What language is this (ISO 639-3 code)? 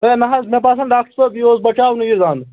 kas